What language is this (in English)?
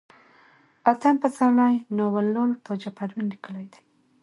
Pashto